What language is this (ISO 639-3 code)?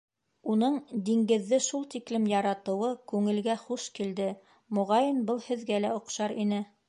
bak